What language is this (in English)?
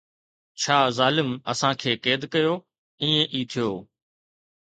Sindhi